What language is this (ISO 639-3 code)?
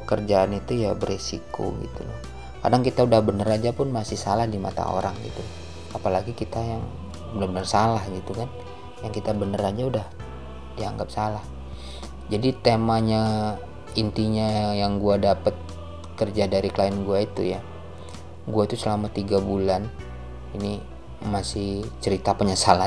ind